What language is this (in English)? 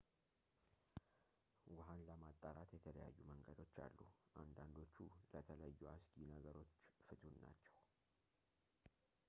Amharic